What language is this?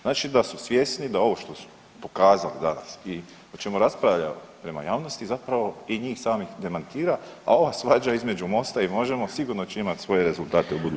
Croatian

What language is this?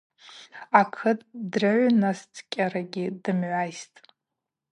Abaza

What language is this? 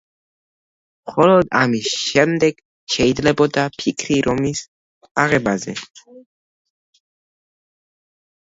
Georgian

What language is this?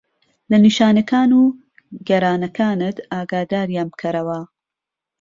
Central Kurdish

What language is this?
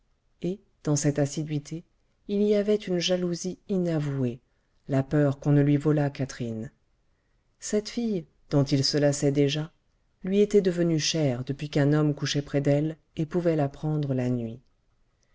French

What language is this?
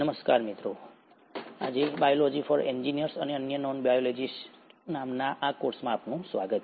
Gujarati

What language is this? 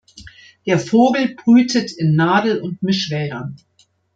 German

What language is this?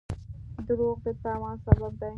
Pashto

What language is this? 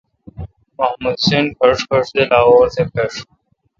Kalkoti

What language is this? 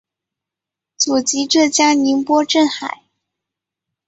Chinese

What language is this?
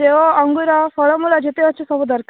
Odia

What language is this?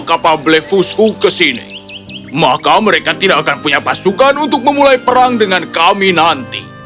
Indonesian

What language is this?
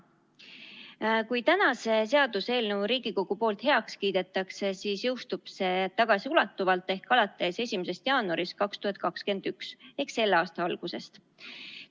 Estonian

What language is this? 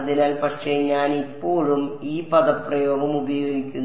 Malayalam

